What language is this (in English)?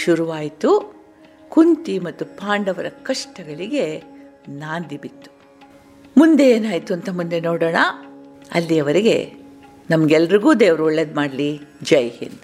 Kannada